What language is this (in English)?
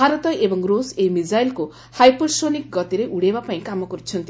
Odia